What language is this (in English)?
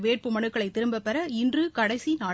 Tamil